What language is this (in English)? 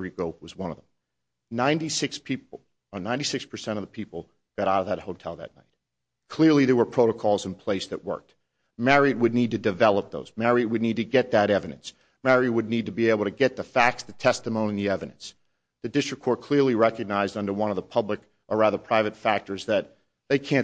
English